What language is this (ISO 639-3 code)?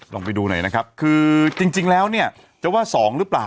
tha